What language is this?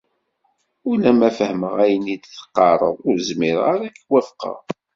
Kabyle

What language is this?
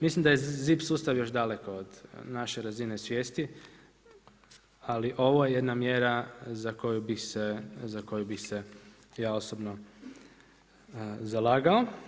Croatian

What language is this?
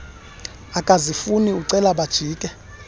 Xhosa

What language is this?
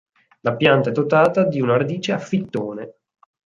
Italian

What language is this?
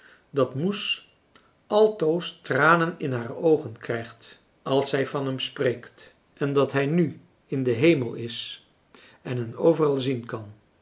Dutch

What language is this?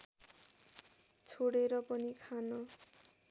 Nepali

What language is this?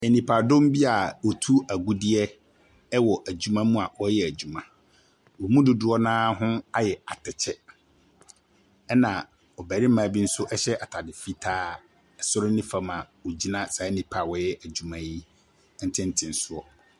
Akan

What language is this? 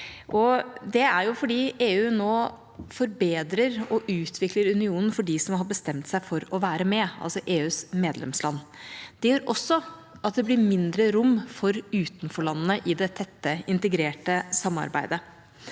Norwegian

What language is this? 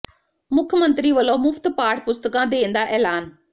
Punjabi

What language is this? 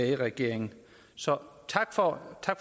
Danish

